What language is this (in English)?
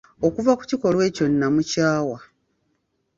Ganda